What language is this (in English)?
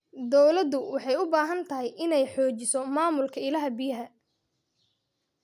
Somali